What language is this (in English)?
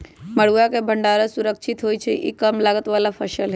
Magahi